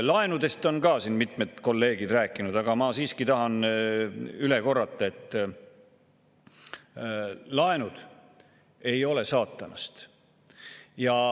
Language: Estonian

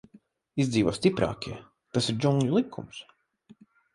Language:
Latvian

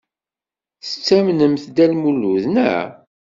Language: Kabyle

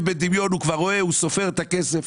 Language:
Hebrew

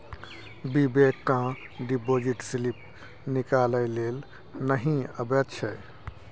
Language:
Maithili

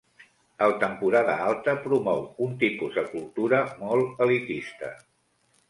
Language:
Catalan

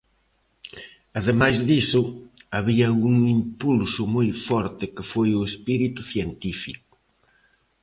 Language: Galician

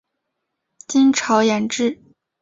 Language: Chinese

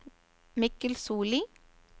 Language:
Norwegian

